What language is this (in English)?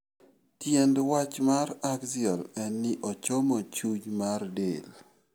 Luo (Kenya and Tanzania)